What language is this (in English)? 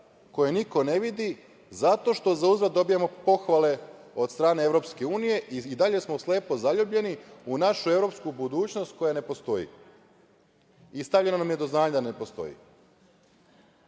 Serbian